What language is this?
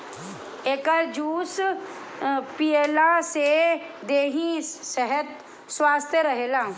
Bhojpuri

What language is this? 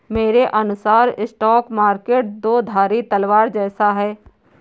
Hindi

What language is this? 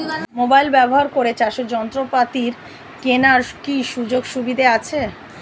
Bangla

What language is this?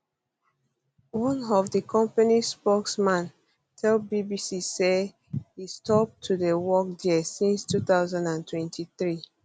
Nigerian Pidgin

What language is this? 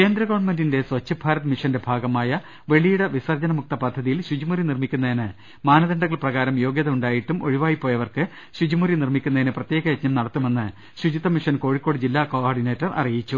Malayalam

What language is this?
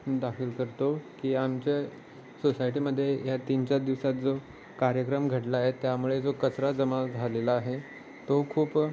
Marathi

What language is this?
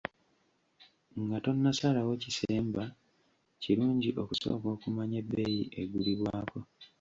Ganda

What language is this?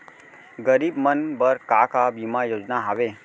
Chhattisgarhi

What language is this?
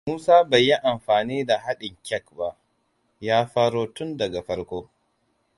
Hausa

